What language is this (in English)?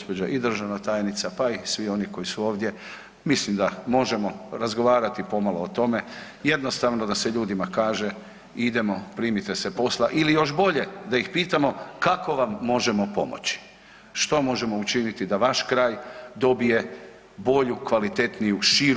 Croatian